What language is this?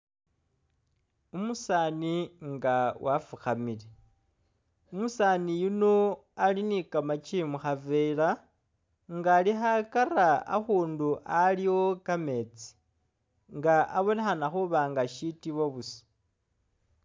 Masaaba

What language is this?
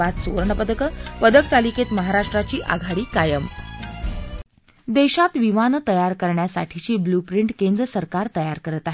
Marathi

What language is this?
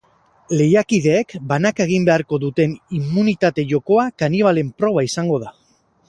Basque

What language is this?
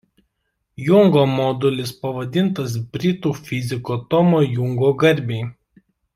Lithuanian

